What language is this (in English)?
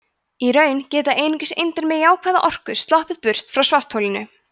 Icelandic